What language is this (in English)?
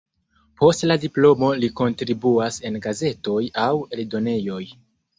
Esperanto